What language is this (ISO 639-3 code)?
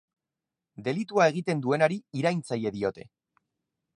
eus